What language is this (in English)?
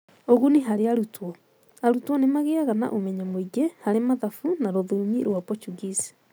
Kikuyu